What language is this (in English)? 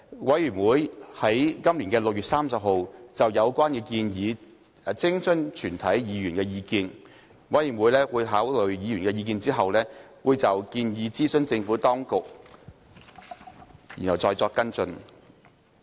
Cantonese